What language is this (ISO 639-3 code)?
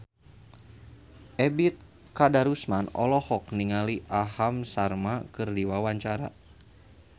sun